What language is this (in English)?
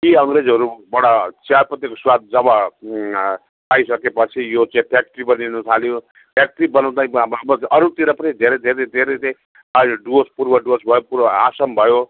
Nepali